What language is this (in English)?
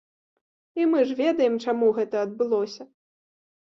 Belarusian